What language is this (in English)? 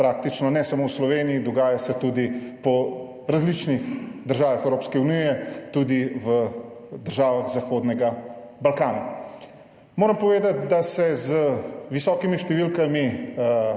Slovenian